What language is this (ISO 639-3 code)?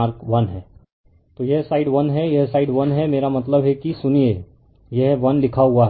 hin